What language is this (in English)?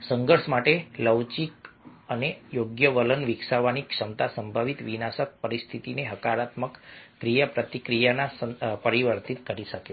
Gujarati